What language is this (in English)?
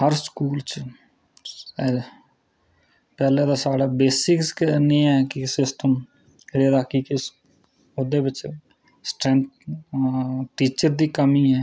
Dogri